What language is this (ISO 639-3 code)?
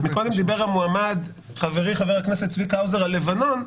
heb